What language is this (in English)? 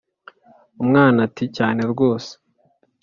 Kinyarwanda